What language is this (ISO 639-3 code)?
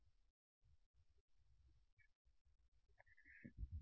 tel